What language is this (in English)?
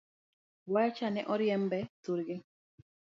Luo (Kenya and Tanzania)